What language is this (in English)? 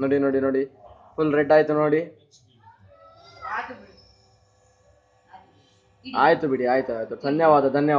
Italian